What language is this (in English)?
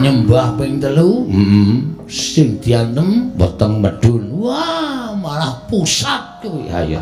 Indonesian